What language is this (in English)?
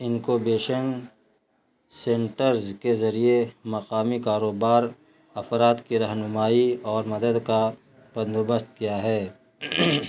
Urdu